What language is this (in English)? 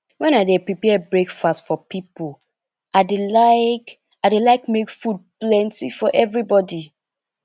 Nigerian Pidgin